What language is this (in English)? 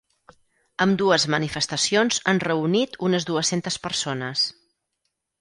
Catalan